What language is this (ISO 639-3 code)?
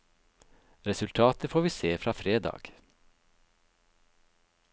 nor